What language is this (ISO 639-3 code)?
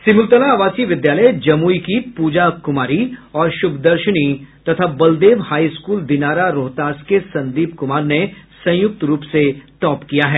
hin